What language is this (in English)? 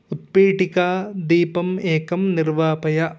Sanskrit